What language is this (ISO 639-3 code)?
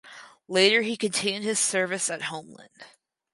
eng